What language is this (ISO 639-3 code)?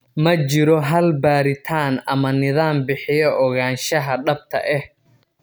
som